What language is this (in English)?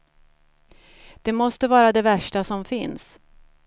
Swedish